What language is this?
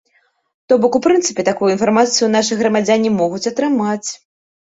Belarusian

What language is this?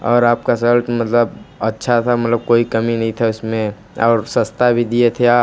Hindi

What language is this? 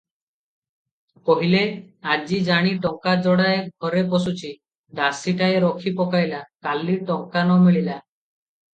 Odia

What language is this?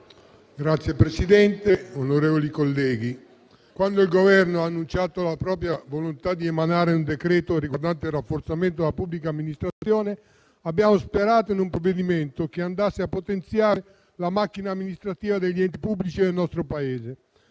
Italian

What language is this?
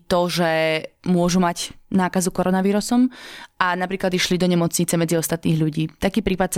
Slovak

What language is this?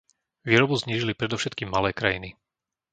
Slovak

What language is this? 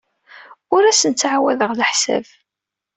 Kabyle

